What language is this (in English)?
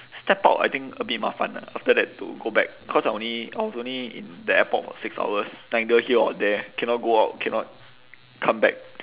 English